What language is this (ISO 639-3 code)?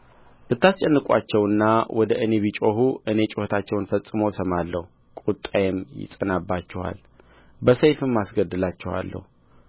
amh